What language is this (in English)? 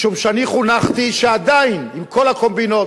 Hebrew